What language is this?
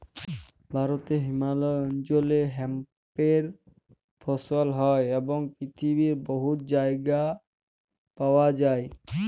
Bangla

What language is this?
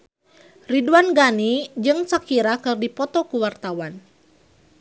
Sundanese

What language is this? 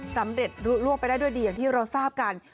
Thai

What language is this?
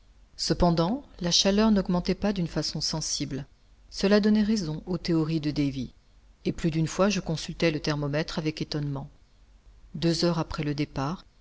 French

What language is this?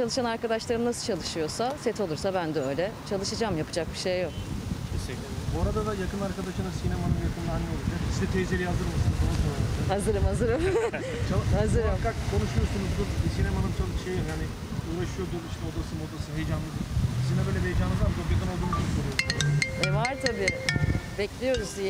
Turkish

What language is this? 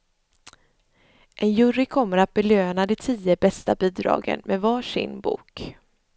Swedish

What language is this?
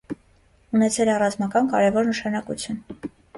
Armenian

